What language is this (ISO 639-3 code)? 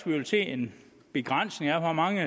dan